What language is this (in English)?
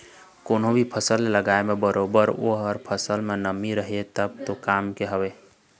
Chhattisgarhi